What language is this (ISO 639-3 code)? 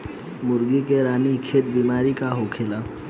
bho